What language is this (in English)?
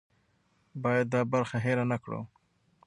Pashto